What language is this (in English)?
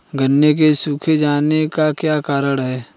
Hindi